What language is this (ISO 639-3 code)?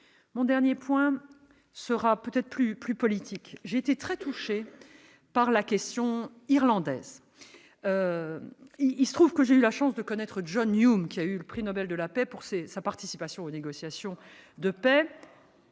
fra